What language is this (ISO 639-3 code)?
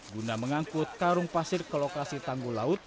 ind